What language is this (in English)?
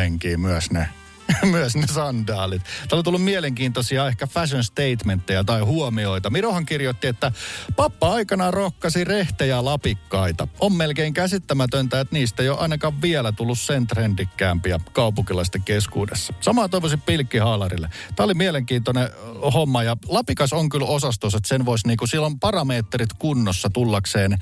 Finnish